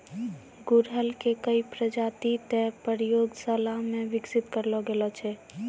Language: Maithili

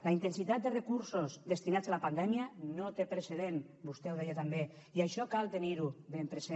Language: Catalan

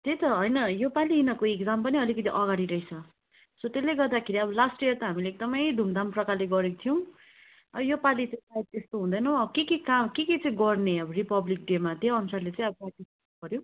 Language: Nepali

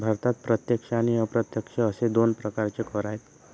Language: Marathi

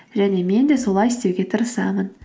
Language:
Kazakh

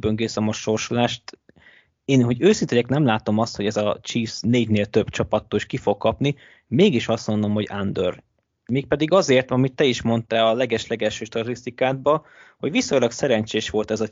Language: Hungarian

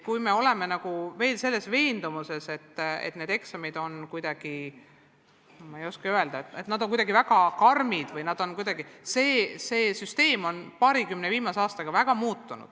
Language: Estonian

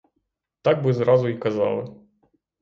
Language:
Ukrainian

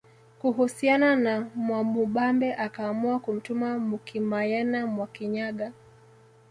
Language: Swahili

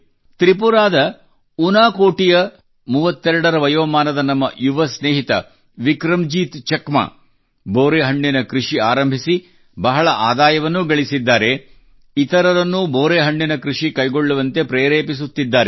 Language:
Kannada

